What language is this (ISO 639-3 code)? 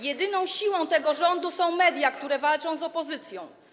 pol